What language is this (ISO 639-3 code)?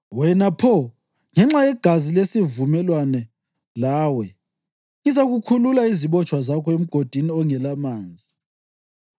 nde